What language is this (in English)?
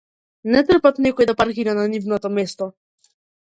Macedonian